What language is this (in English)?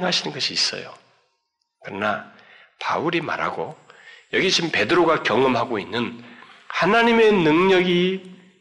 Korean